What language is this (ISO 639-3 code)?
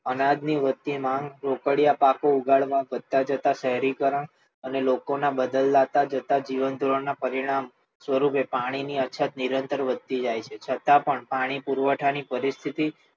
guj